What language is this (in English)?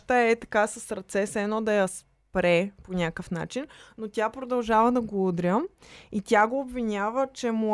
Bulgarian